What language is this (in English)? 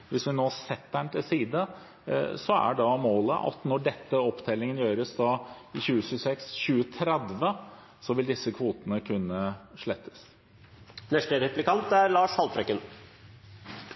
Norwegian Bokmål